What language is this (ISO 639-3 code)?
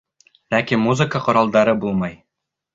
bak